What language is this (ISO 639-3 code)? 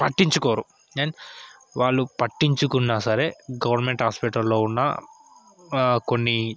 tel